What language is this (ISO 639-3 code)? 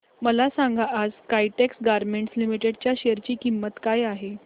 mar